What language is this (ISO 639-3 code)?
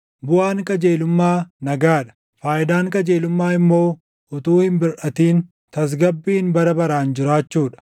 orm